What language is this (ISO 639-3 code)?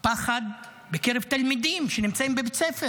heb